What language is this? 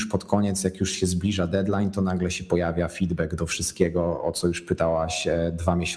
Polish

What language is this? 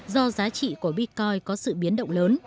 Vietnamese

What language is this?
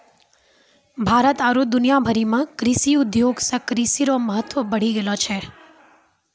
Maithili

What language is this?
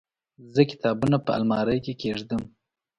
Pashto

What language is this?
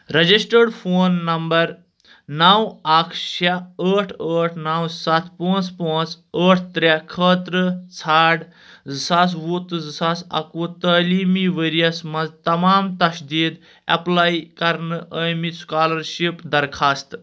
Kashmiri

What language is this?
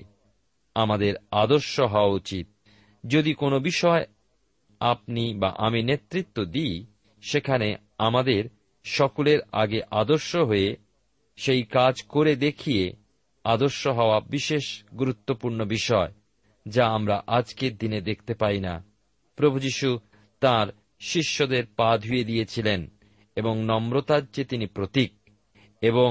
Bangla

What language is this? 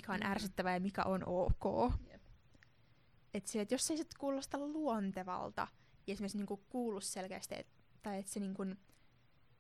Finnish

